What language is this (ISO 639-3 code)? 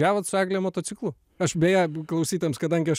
lit